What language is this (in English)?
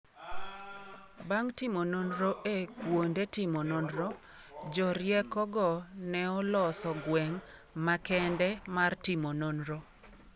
Luo (Kenya and Tanzania)